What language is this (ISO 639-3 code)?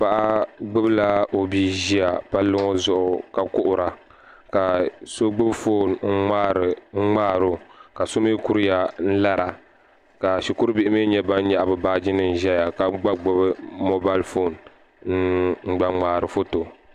dag